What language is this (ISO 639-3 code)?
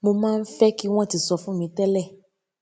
yor